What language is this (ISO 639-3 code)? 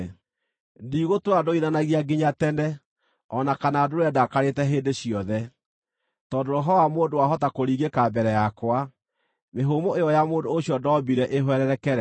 kik